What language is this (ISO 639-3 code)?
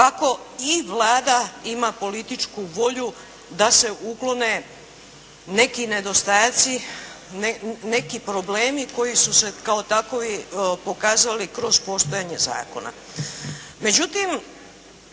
hrv